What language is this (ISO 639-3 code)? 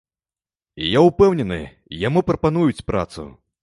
bel